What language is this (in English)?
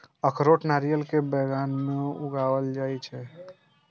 Maithili